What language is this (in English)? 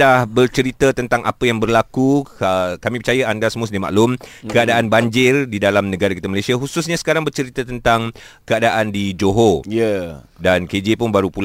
Malay